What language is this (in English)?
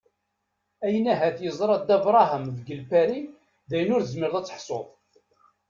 Kabyle